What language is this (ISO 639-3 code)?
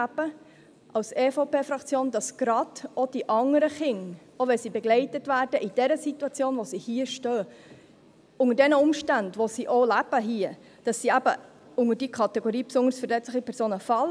gsw